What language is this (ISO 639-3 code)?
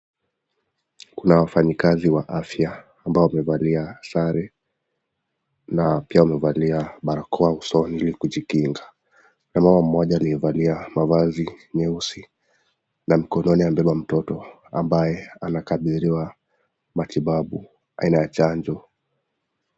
swa